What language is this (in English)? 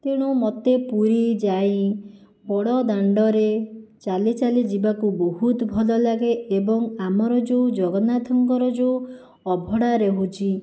Odia